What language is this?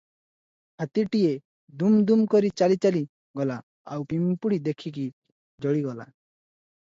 Odia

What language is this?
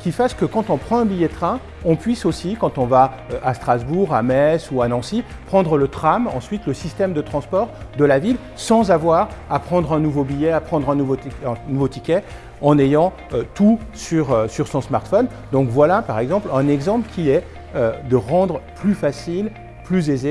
French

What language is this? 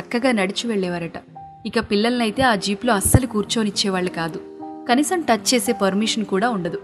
Telugu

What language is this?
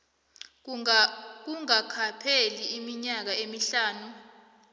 South Ndebele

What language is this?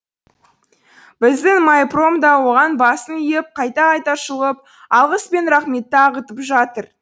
Kazakh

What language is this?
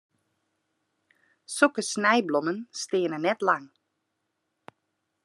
Western Frisian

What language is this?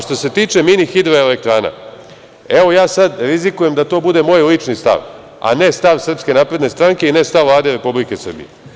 Serbian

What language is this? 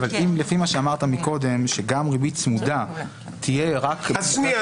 Hebrew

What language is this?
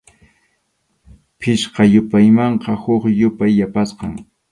Arequipa-La Unión Quechua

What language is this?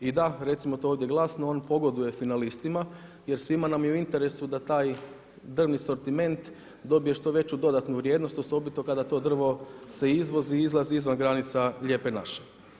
Croatian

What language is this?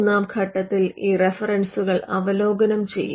Malayalam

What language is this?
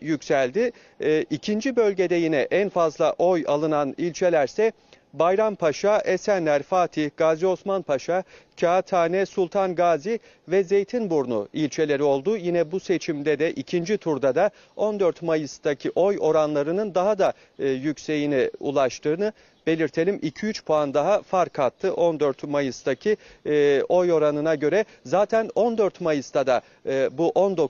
Turkish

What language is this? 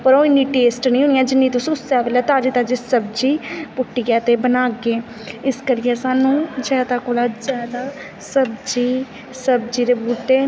Dogri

